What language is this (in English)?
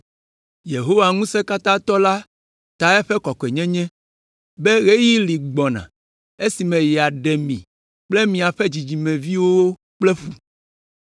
Ewe